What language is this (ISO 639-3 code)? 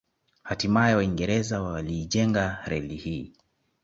swa